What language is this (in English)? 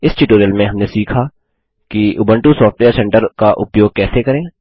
Hindi